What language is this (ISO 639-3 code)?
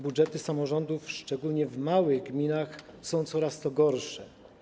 pol